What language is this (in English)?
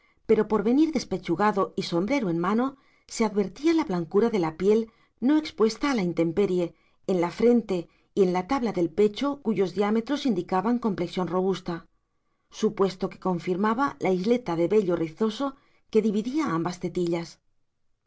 Spanish